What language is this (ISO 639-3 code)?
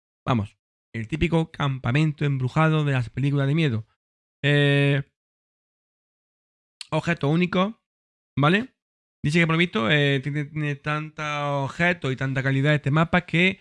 spa